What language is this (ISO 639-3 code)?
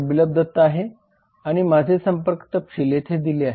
mar